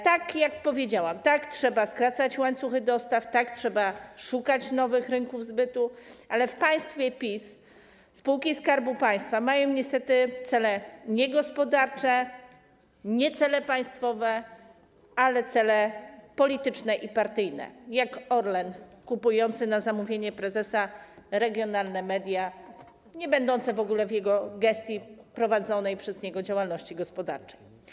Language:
Polish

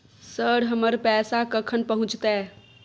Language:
Maithili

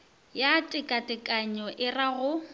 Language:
Northern Sotho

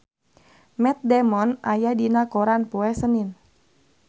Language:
Sundanese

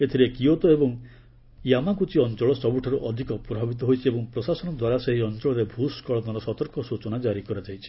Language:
Odia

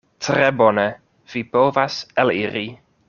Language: Esperanto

